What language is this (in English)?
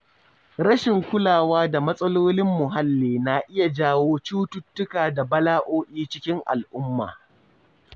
Hausa